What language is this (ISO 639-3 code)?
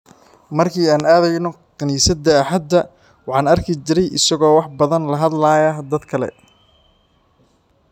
som